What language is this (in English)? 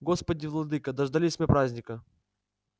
Russian